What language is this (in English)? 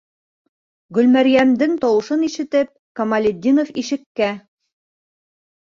Bashkir